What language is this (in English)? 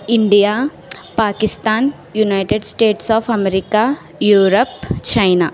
Telugu